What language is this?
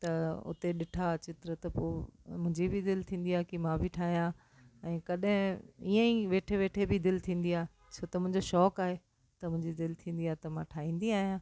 Sindhi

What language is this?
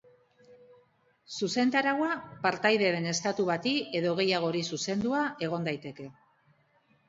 Basque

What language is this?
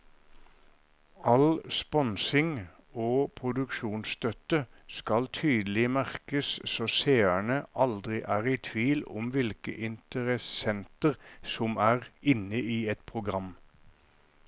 Norwegian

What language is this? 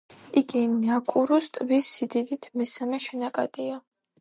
Georgian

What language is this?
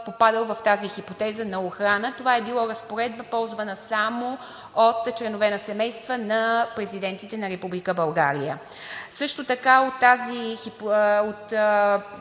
Bulgarian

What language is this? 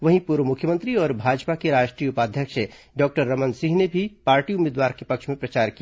Hindi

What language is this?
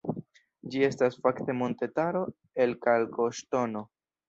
Esperanto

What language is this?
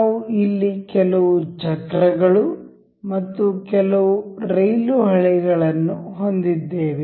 Kannada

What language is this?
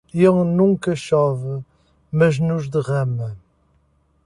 Portuguese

